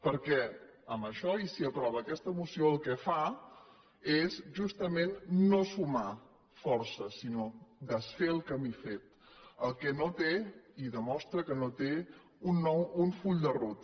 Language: Catalan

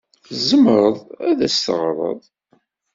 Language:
Kabyle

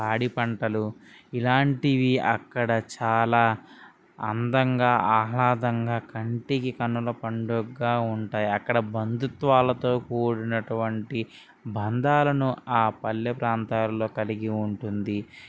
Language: Telugu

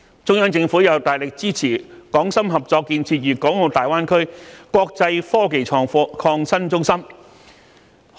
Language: Cantonese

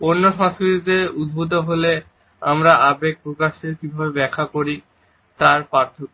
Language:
Bangla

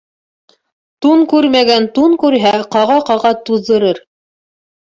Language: Bashkir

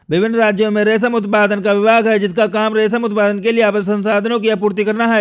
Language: Hindi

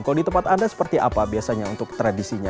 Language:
Indonesian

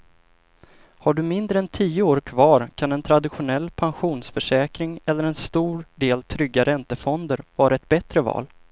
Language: Swedish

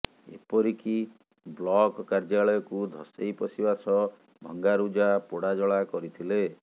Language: Odia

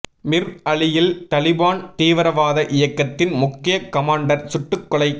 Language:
Tamil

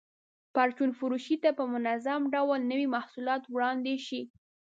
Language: Pashto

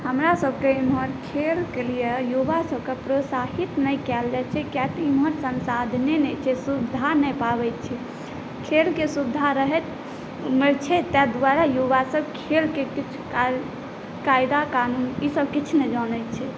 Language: Maithili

